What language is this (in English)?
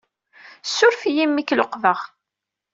Kabyle